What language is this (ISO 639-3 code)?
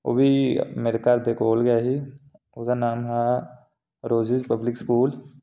doi